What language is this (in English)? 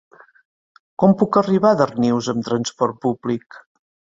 Catalan